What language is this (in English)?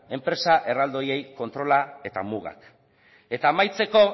Basque